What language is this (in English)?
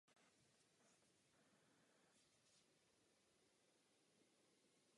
Czech